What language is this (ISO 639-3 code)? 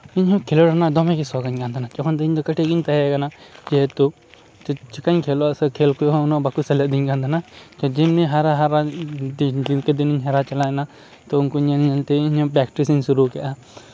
sat